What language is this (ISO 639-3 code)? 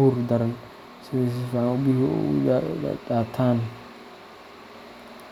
som